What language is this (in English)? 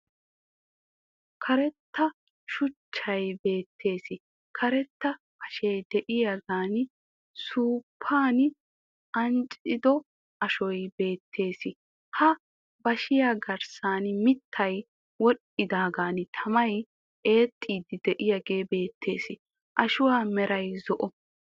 Wolaytta